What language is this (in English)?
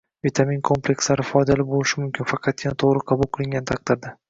Uzbek